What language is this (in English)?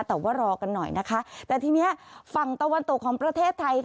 Thai